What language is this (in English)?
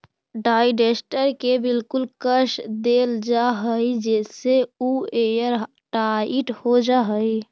Magahi